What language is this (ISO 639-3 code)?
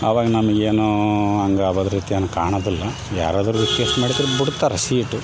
kan